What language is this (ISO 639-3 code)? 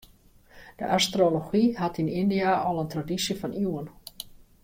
fry